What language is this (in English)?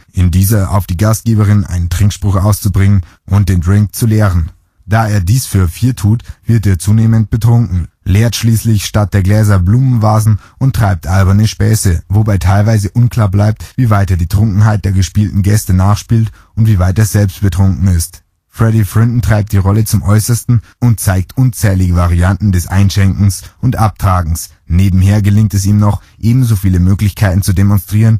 German